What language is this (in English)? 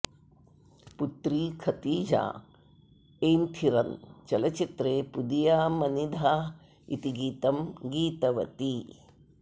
Sanskrit